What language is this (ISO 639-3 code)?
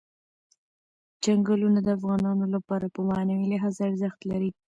pus